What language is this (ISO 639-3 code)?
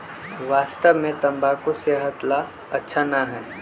mag